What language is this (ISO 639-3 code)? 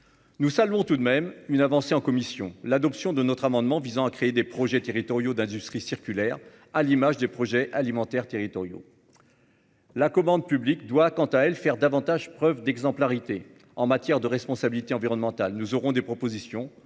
fra